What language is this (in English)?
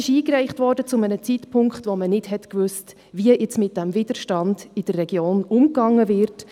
Swiss German